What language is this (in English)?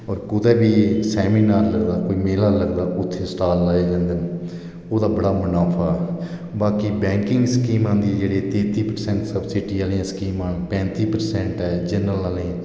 Dogri